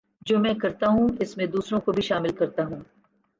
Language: Urdu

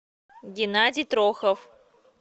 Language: Russian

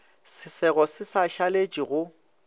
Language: Northern Sotho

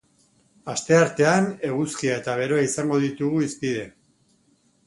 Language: Basque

